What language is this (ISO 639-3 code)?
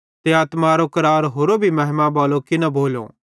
bhd